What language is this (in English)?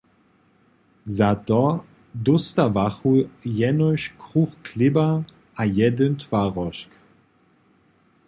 Upper Sorbian